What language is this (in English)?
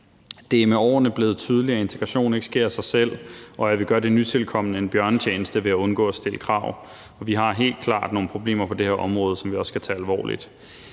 Danish